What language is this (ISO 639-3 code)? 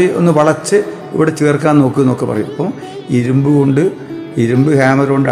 mal